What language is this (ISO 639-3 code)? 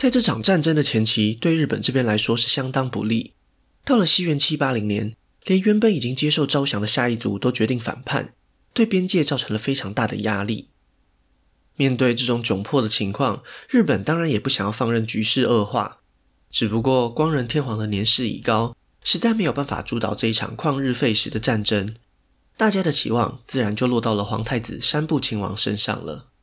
zho